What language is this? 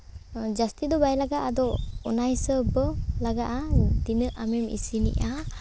Santali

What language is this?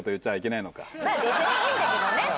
Japanese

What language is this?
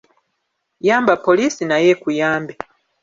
Ganda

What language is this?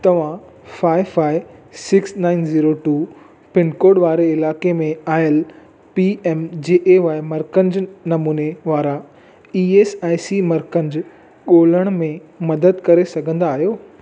Sindhi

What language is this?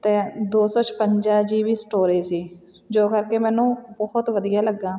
Punjabi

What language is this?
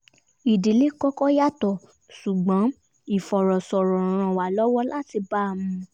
Yoruba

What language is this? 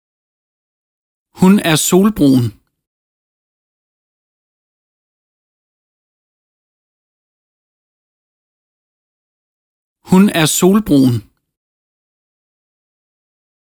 Danish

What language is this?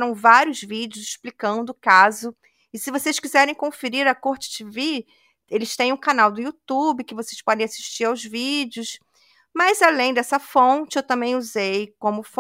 Portuguese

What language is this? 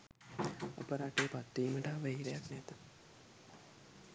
Sinhala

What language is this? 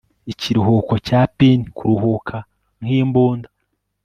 Kinyarwanda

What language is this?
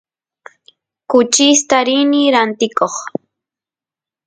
Santiago del Estero Quichua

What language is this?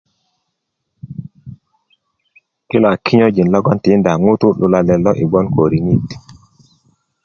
Kuku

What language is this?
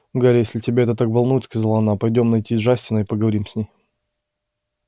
Russian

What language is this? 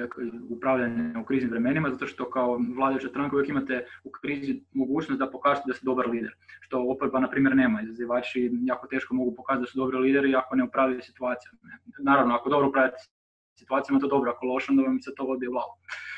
Croatian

